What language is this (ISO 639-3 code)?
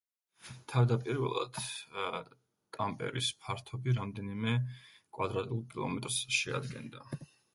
kat